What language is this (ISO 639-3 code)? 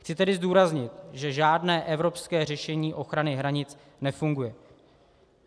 ces